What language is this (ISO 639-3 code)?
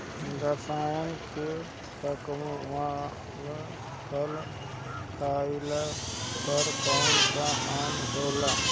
bho